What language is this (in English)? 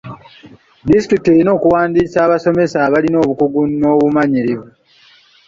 Ganda